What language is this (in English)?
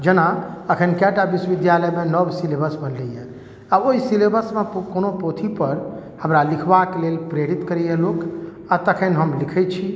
Maithili